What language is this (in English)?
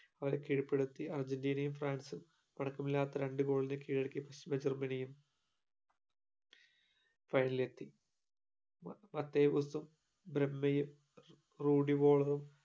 Malayalam